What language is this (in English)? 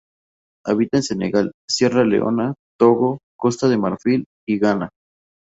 Spanish